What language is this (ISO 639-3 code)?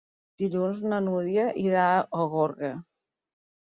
cat